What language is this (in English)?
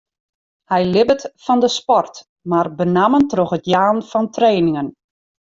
Western Frisian